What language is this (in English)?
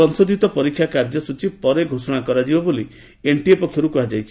Odia